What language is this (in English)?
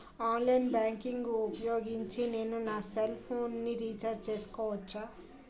Telugu